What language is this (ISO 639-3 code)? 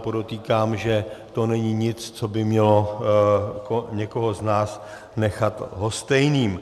ces